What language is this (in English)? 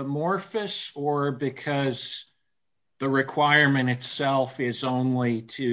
English